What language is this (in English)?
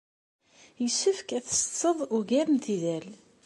Kabyle